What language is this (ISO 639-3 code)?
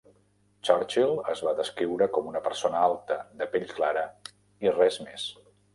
cat